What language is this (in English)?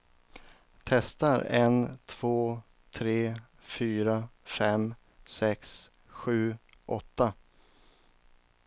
Swedish